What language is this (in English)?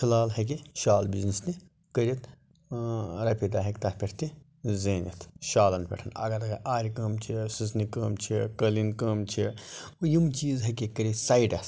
Kashmiri